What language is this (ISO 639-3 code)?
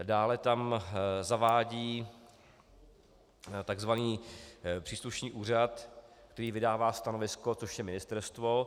ces